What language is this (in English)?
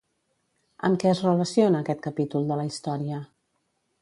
Catalan